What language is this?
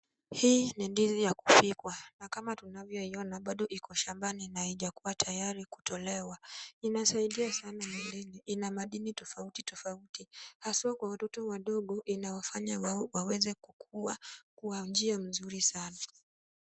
Swahili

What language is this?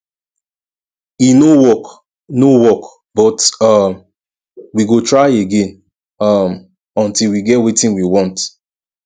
Nigerian Pidgin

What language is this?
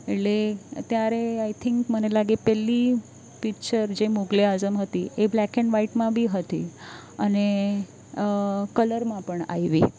Gujarati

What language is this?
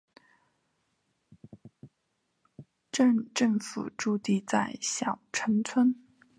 Chinese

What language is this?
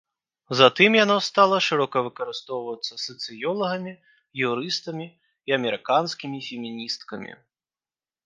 Belarusian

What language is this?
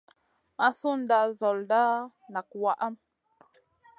Masana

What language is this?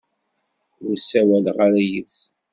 Kabyle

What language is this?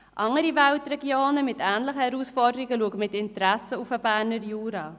Swiss German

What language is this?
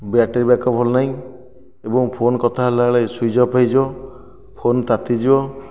Odia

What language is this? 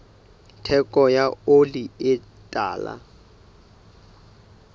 Southern Sotho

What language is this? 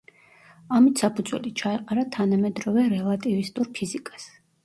Georgian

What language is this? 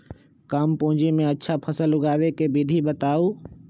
Magahi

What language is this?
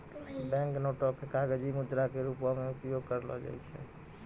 Maithili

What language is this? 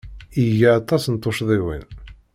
Kabyle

